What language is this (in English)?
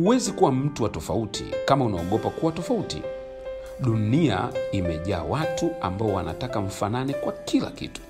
Swahili